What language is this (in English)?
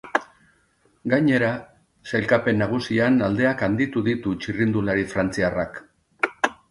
Basque